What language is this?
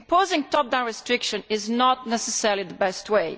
English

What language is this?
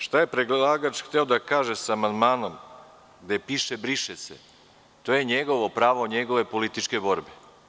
Serbian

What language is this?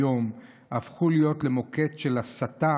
Hebrew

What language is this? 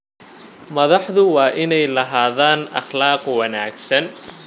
Somali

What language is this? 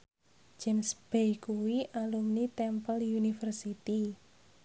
Javanese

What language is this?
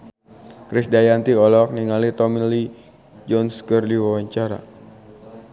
Sundanese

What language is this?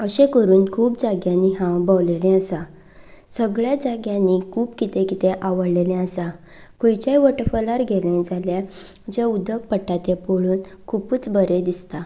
Konkani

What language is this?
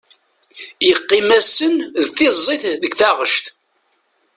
Kabyle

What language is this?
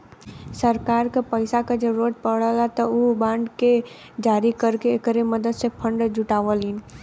Bhojpuri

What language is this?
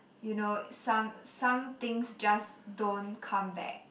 English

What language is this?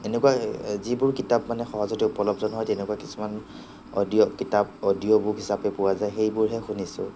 Assamese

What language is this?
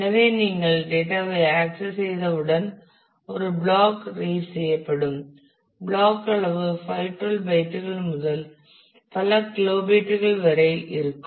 Tamil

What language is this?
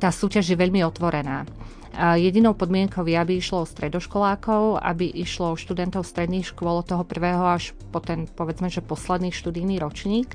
Slovak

